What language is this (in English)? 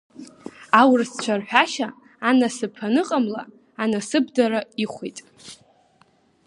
Abkhazian